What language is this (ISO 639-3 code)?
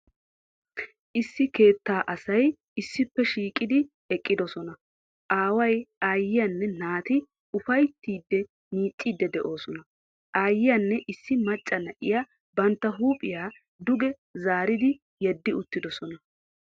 wal